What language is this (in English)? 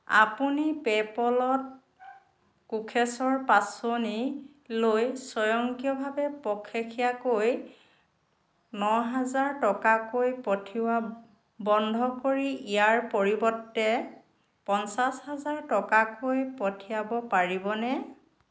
Assamese